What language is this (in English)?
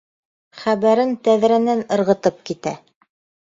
Bashkir